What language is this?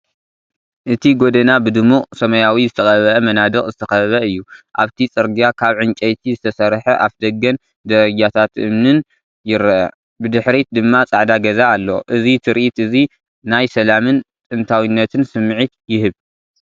Tigrinya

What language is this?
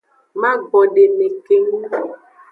Aja (Benin)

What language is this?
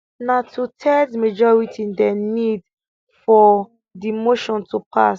Nigerian Pidgin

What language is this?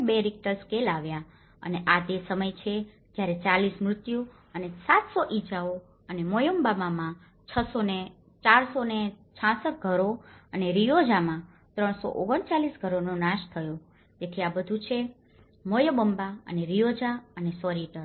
Gujarati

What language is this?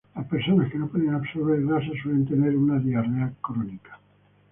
Spanish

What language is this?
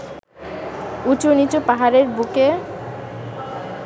Bangla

